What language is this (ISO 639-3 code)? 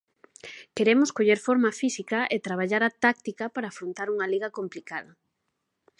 glg